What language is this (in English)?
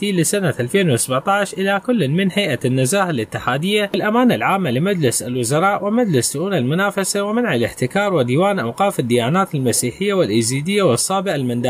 Arabic